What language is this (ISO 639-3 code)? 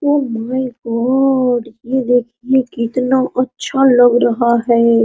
hin